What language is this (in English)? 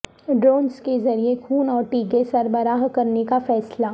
Urdu